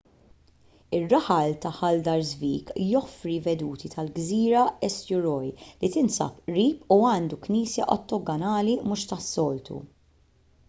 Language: Maltese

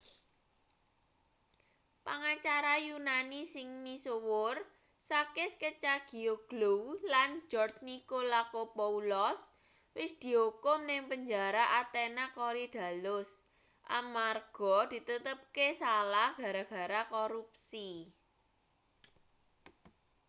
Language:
Javanese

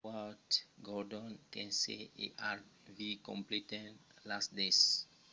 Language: Occitan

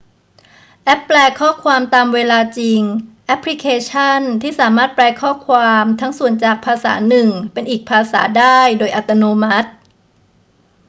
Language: Thai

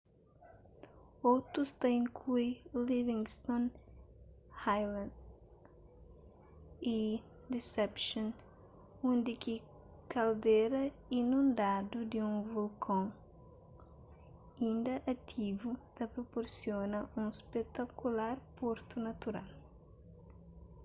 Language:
Kabuverdianu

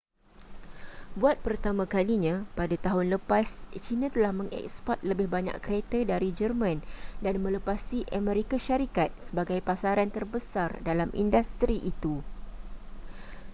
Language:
Malay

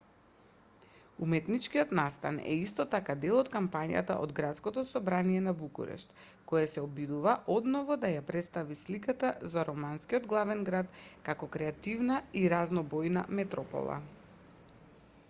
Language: Macedonian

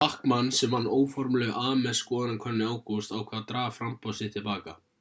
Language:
Icelandic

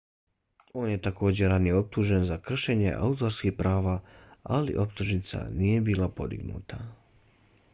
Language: Bosnian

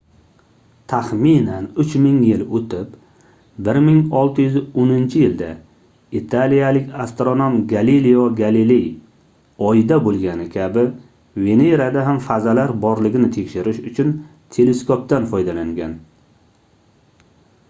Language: Uzbek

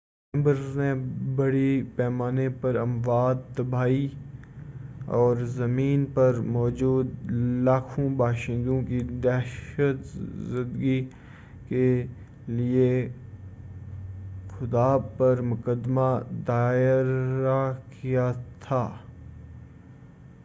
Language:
Urdu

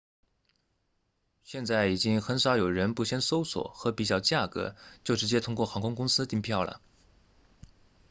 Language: Chinese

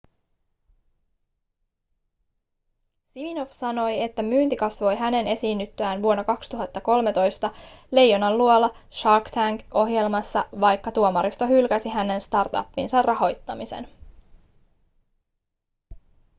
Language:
Finnish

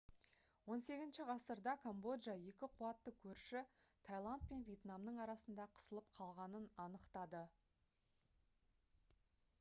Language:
Kazakh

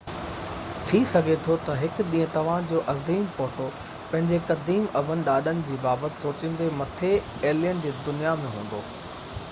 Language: Sindhi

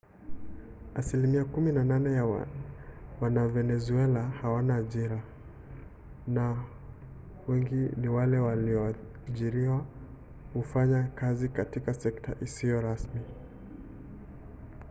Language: Swahili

